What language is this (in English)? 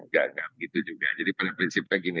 Indonesian